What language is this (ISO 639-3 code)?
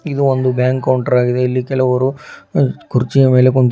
kan